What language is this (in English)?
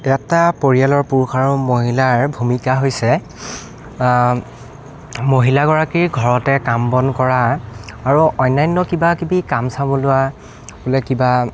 Assamese